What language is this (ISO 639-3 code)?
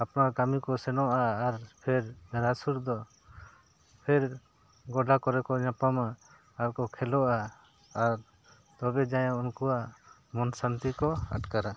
sat